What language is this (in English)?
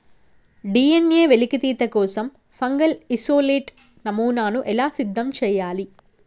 Telugu